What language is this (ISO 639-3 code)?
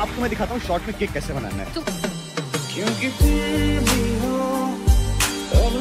hin